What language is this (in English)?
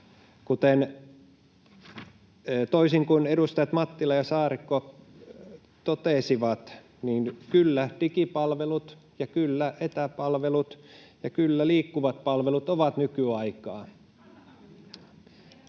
Finnish